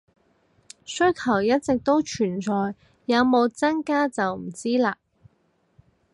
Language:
Cantonese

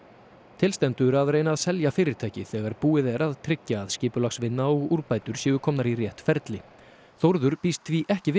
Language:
Icelandic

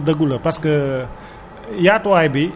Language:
Wolof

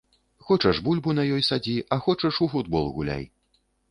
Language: Belarusian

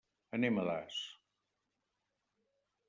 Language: Catalan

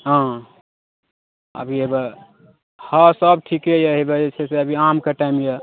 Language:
Maithili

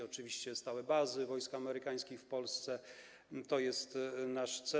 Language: Polish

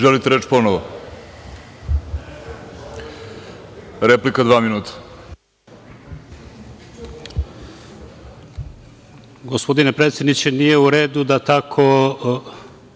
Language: Serbian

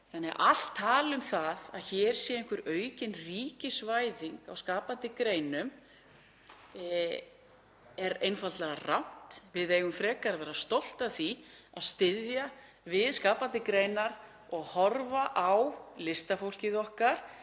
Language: Icelandic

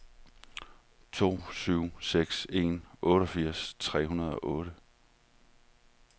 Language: Danish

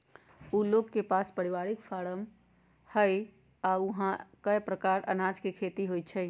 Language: Magahi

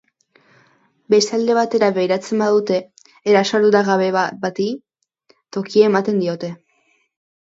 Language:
Basque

